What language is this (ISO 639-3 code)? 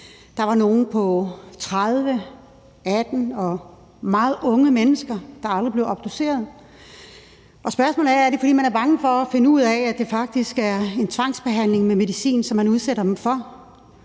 dan